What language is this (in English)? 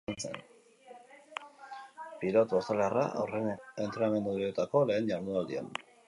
Basque